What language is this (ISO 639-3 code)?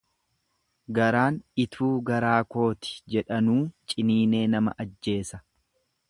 orm